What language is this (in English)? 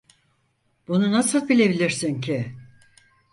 Turkish